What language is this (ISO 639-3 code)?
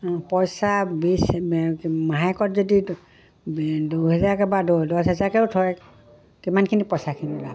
asm